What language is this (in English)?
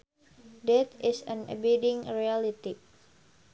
Sundanese